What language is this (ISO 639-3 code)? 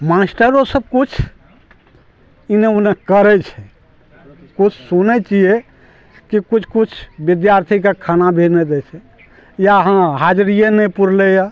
mai